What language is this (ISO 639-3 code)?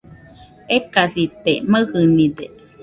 hux